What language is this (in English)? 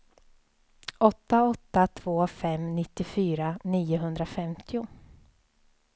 Swedish